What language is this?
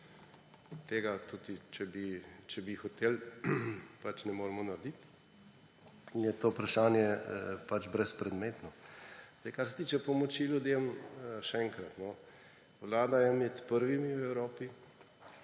Slovenian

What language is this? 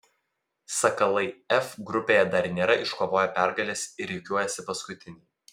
Lithuanian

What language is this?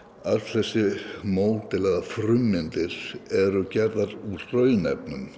Icelandic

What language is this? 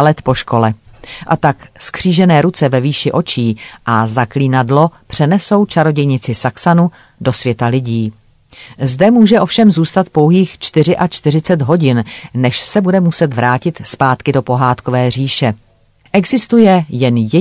Czech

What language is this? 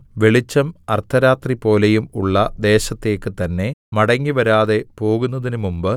Malayalam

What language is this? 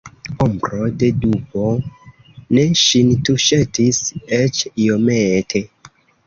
Esperanto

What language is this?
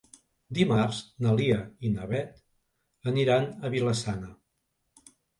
Catalan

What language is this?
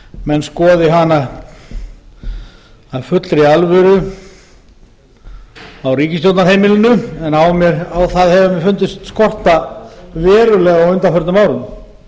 Icelandic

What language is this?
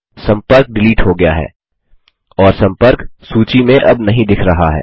Hindi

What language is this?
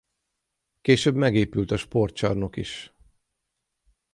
Hungarian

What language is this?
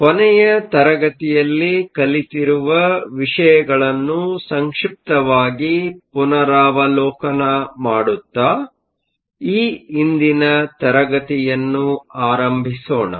Kannada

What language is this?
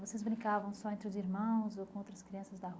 Portuguese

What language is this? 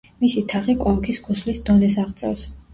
Georgian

